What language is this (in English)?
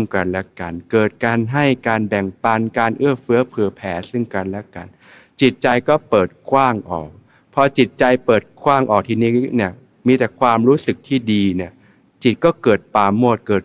Thai